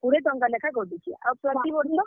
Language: Odia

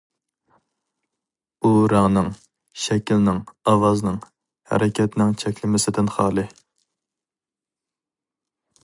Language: Uyghur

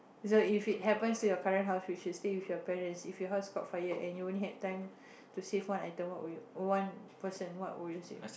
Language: English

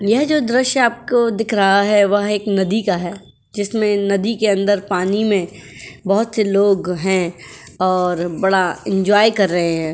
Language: Hindi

